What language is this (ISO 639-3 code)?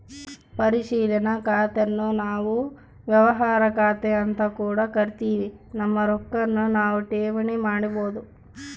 kan